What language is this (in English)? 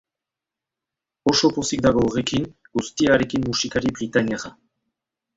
Basque